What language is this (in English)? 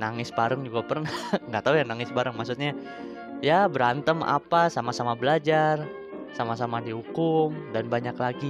Indonesian